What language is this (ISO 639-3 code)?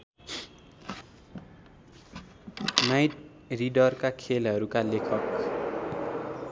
nep